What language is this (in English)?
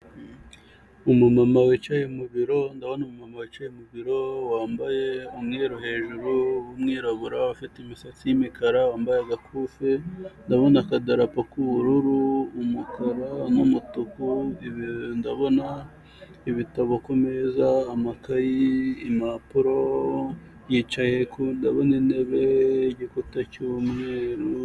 Kinyarwanda